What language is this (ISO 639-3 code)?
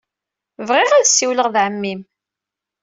kab